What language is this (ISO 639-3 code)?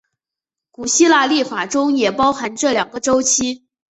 zho